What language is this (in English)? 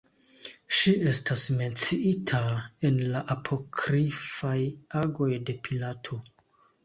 Esperanto